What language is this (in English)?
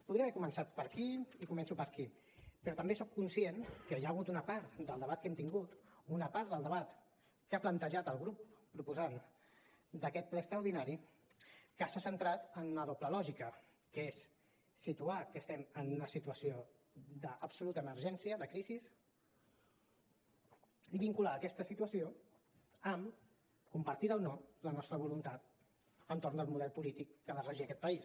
Catalan